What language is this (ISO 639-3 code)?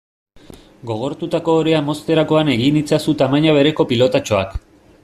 eus